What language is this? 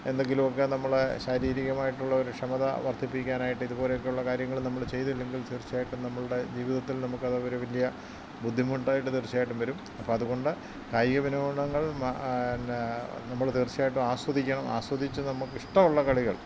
Malayalam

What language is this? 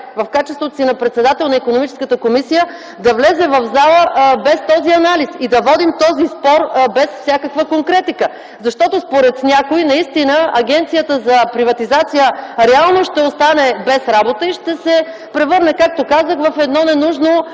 Bulgarian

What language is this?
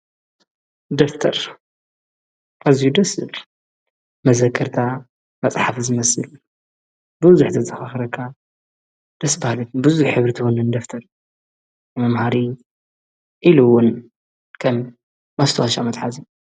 Tigrinya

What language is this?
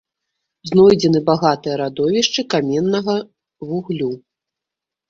Belarusian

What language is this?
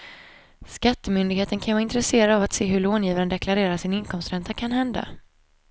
Swedish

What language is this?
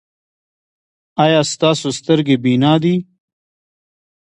Pashto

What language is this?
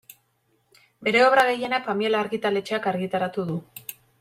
Basque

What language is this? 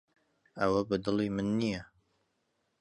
Central Kurdish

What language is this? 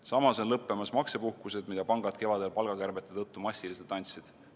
Estonian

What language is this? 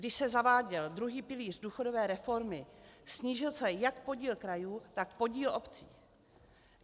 Czech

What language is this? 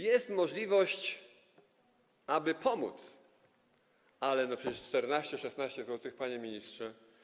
Polish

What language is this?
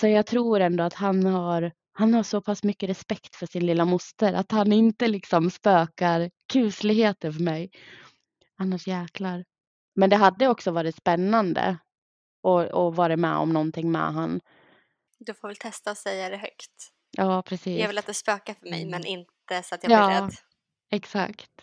Swedish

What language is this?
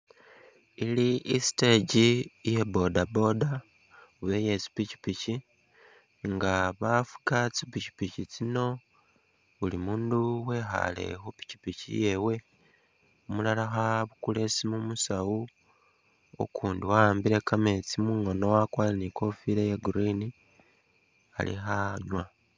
Masaaba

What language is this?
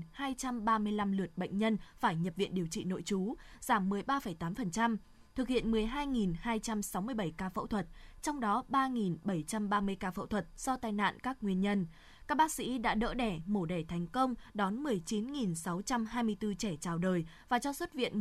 Vietnamese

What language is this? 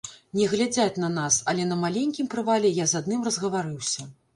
Belarusian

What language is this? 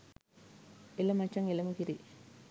Sinhala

